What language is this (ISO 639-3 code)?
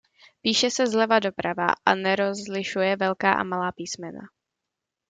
ces